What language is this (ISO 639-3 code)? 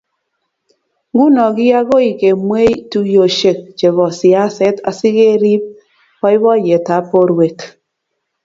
kln